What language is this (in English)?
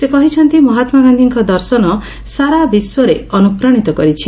Odia